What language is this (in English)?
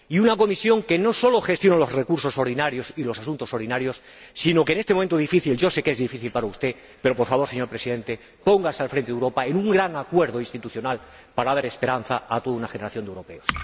Spanish